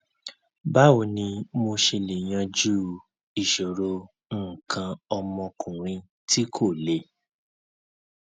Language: Yoruba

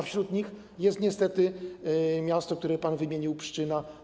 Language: Polish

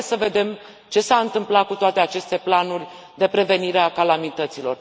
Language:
Romanian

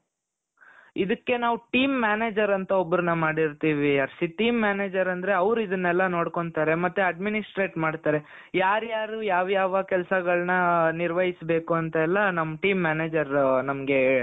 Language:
Kannada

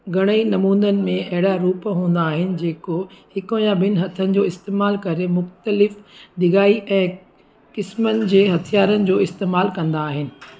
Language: Sindhi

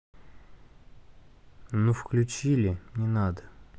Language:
Russian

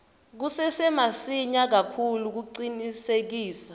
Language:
Swati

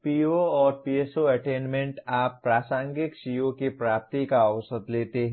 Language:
Hindi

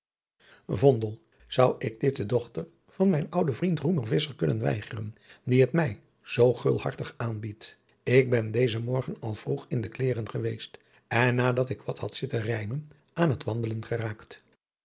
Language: Dutch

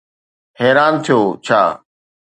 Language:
Sindhi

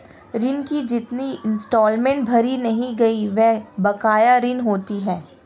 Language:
Hindi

